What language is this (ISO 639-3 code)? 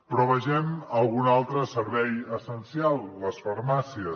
cat